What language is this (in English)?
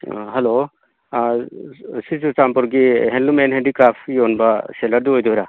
Manipuri